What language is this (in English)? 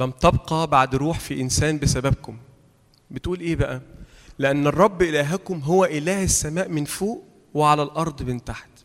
Arabic